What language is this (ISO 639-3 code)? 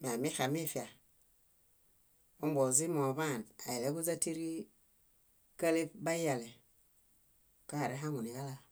bda